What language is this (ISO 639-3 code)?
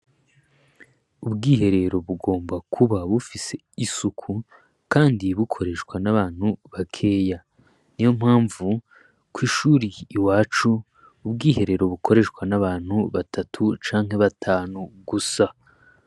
run